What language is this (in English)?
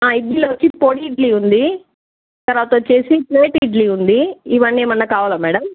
Telugu